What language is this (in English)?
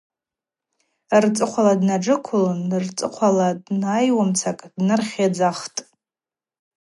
Abaza